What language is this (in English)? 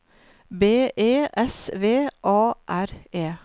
Norwegian